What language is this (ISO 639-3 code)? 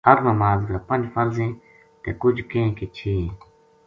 gju